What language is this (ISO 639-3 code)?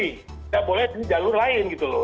ind